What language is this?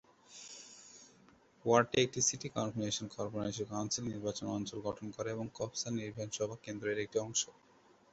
Bangla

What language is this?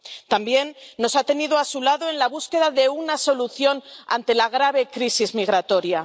Spanish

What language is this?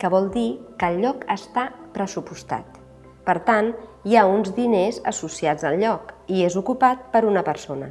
Catalan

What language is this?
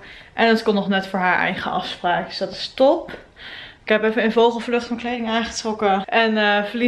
Dutch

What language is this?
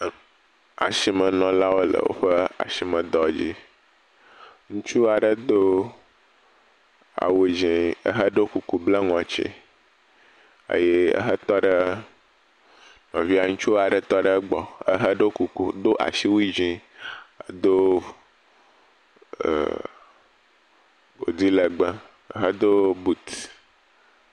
Ewe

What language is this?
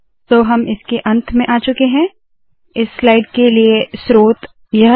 Hindi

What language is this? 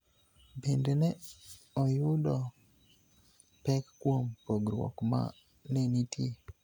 Luo (Kenya and Tanzania)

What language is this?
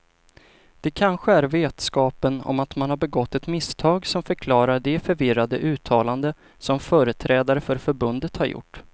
Swedish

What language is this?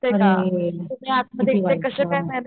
Marathi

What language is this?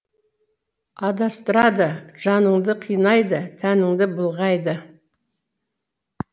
Kazakh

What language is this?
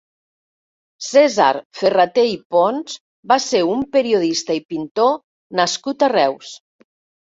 Catalan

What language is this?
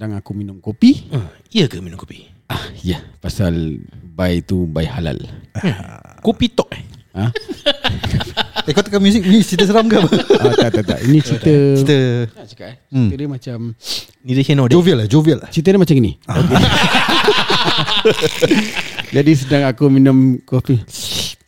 Malay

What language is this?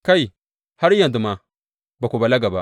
Hausa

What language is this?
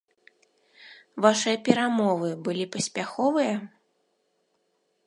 Belarusian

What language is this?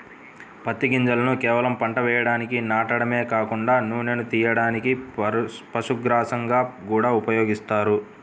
Telugu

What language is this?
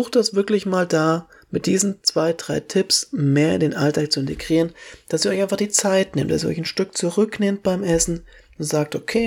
German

